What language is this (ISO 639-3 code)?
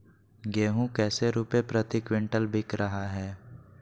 mag